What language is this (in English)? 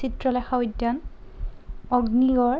Assamese